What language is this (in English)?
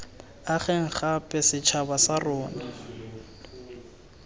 Tswana